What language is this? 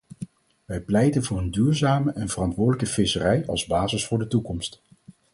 Dutch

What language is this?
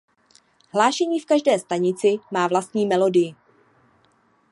Czech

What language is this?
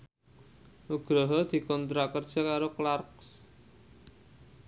Javanese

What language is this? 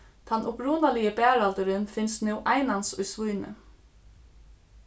Faroese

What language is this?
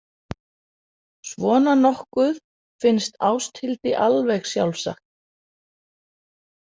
Icelandic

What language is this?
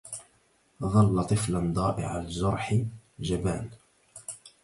Arabic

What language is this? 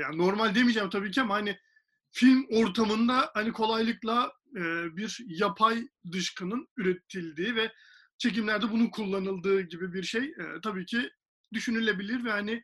Turkish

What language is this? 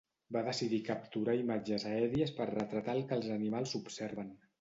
Catalan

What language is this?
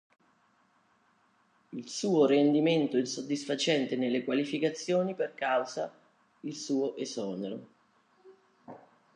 Italian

